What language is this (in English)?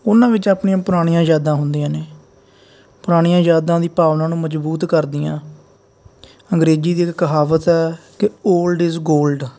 Punjabi